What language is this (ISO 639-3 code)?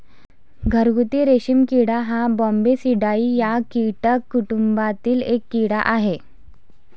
mar